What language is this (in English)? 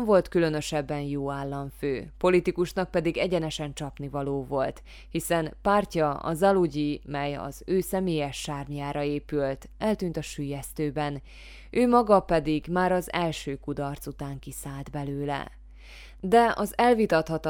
Hungarian